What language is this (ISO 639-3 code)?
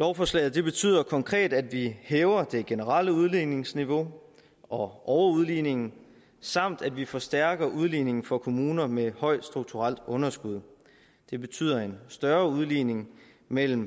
dan